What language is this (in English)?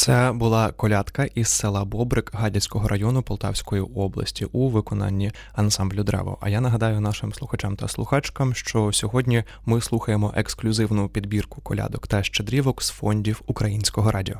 Ukrainian